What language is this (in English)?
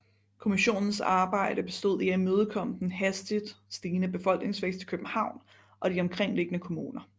Danish